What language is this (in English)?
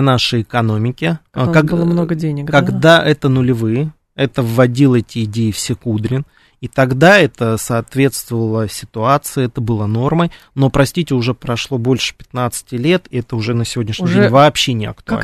Russian